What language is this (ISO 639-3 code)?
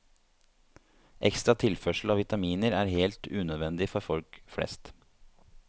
nor